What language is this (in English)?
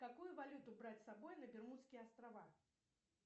Russian